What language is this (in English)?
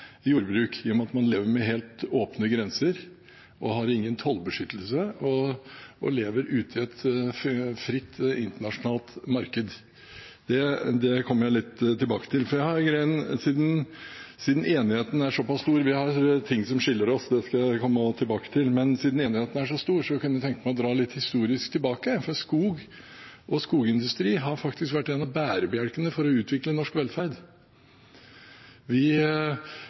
Norwegian Bokmål